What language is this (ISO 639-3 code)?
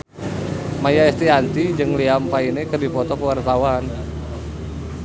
sun